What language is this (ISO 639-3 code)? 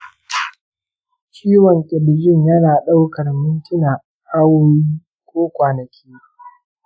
hau